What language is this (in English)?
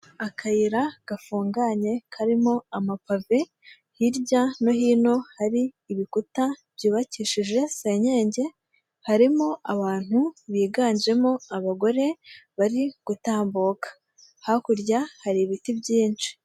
Kinyarwanda